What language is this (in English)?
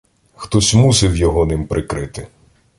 Ukrainian